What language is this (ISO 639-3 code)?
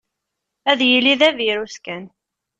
kab